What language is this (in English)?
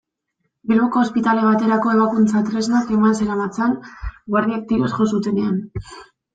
Basque